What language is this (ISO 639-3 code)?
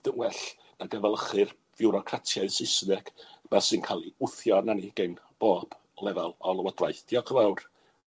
cym